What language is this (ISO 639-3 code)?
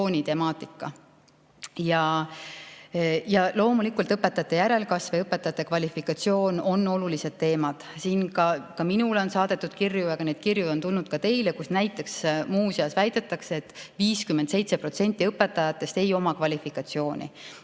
est